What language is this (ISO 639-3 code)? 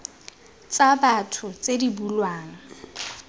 tsn